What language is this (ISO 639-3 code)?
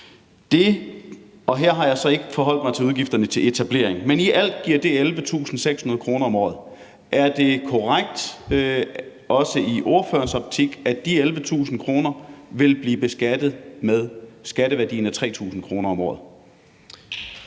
dan